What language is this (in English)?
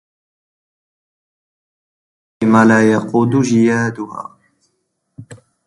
Arabic